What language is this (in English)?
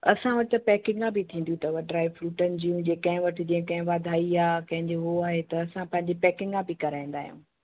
Sindhi